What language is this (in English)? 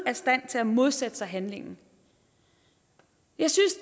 Danish